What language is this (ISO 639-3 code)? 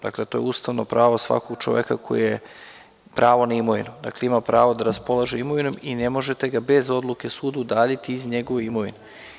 srp